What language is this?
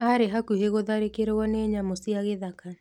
Kikuyu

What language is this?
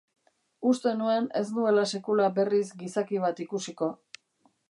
Basque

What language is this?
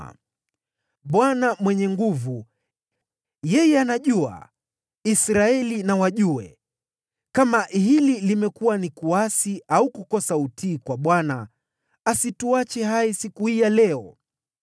Swahili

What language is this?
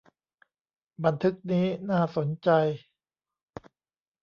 Thai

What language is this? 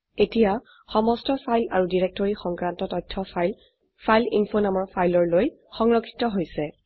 Assamese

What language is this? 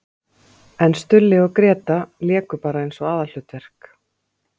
Icelandic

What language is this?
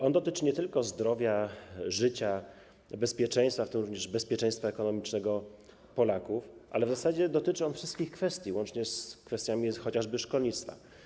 Polish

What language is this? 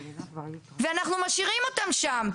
Hebrew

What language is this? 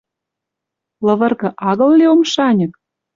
Western Mari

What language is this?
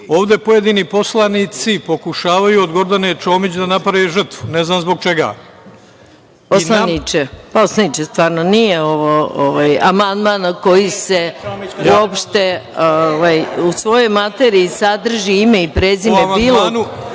Serbian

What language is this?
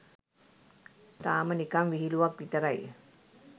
Sinhala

